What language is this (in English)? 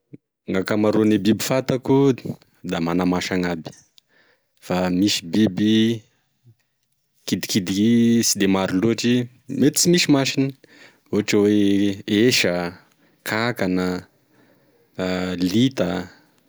Tesaka Malagasy